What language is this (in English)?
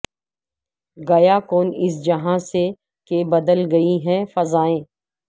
Urdu